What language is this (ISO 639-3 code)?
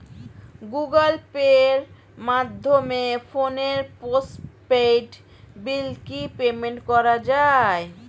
ben